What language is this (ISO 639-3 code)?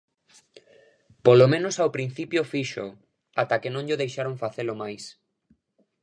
glg